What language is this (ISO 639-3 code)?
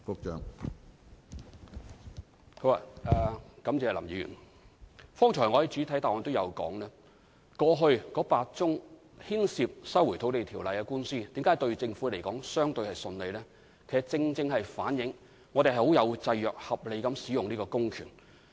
yue